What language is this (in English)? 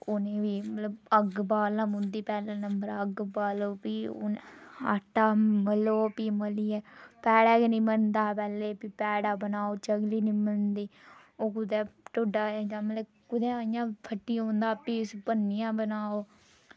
Dogri